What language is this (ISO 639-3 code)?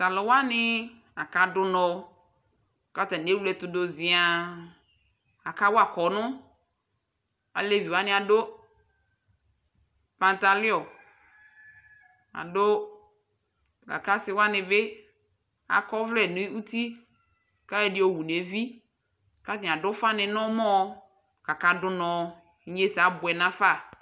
kpo